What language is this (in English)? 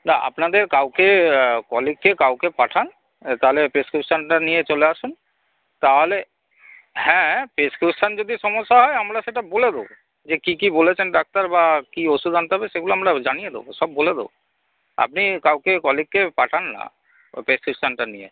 Bangla